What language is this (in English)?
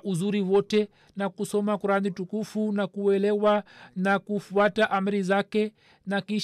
Swahili